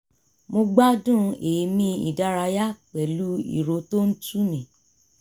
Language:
Yoruba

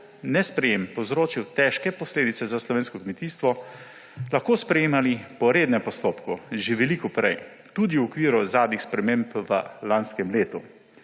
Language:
Slovenian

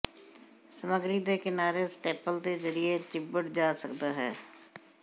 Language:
Punjabi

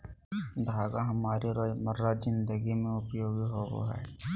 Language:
Magahi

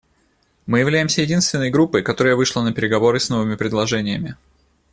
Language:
Russian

